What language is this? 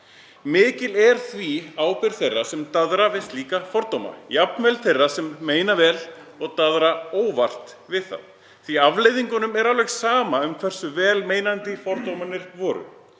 Icelandic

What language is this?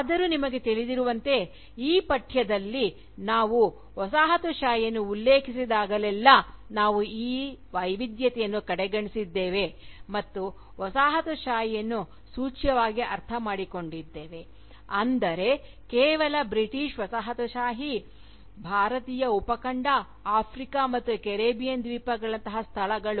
Kannada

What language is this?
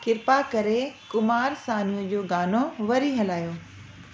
Sindhi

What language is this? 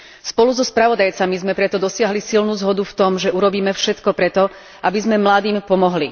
Slovak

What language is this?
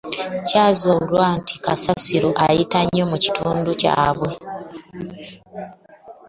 Ganda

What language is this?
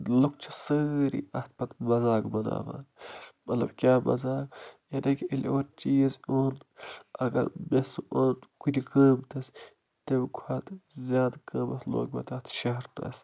Kashmiri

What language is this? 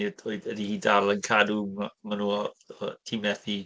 Welsh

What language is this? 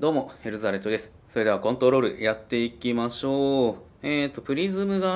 Japanese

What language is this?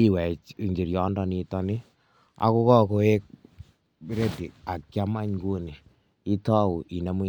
Kalenjin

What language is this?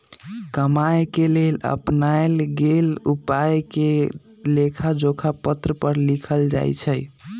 Magahi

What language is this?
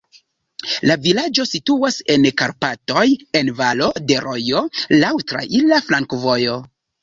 Esperanto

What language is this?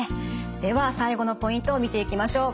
Japanese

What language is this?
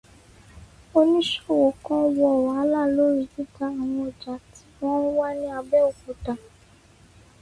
Yoruba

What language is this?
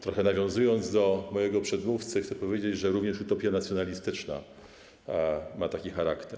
Polish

